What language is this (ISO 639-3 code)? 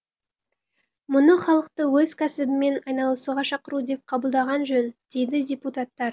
kaz